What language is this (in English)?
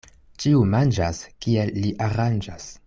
Esperanto